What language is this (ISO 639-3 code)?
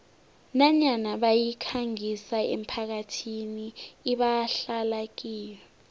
nbl